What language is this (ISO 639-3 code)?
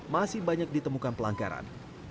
ind